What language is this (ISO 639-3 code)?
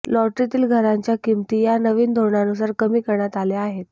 mar